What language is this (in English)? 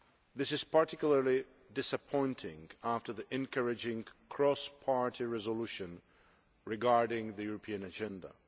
English